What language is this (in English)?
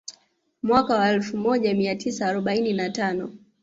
Swahili